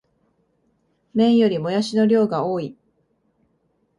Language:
Japanese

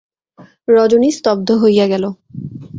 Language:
Bangla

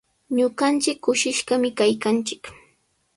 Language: Sihuas Ancash Quechua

